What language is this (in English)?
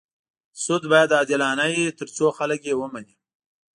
Pashto